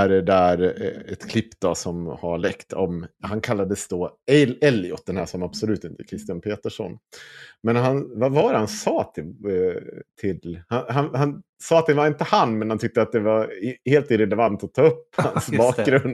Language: Swedish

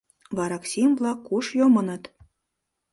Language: Mari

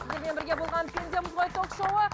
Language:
Kazakh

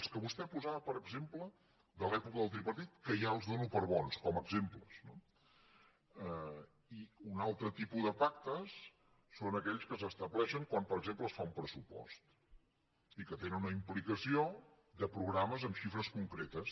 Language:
Catalan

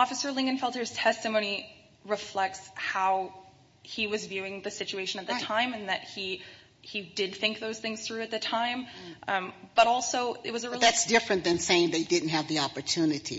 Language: English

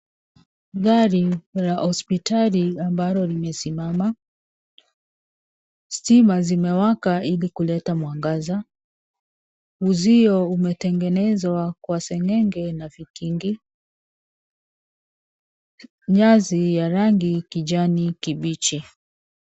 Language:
Swahili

